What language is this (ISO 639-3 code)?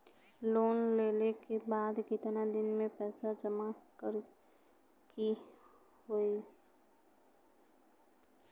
bho